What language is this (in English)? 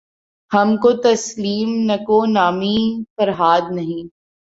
Urdu